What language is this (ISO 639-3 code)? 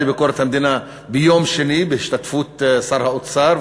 heb